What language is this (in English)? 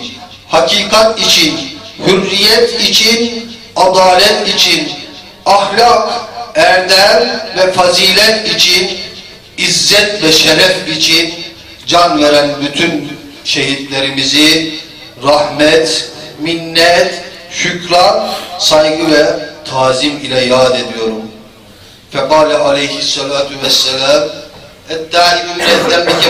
Turkish